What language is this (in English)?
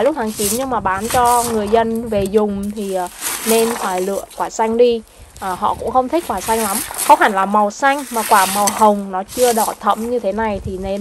Vietnamese